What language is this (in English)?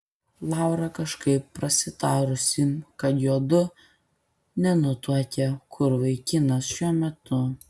Lithuanian